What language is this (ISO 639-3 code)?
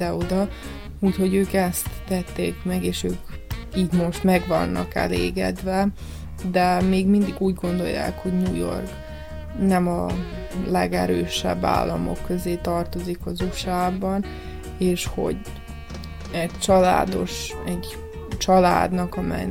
hun